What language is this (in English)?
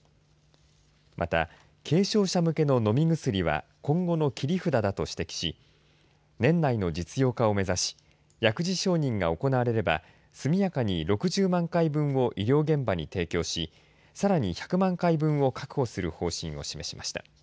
Japanese